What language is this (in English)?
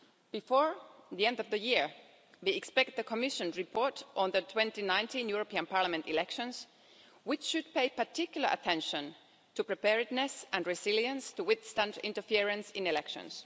English